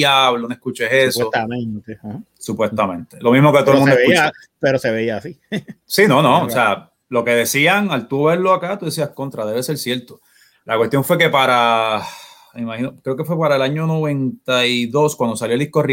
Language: Spanish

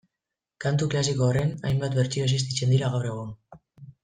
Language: Basque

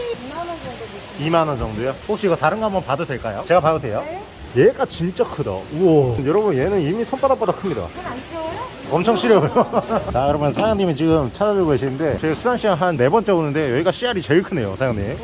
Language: Korean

